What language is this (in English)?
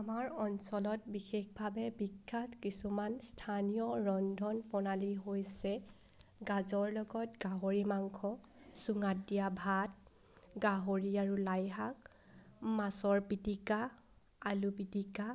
Assamese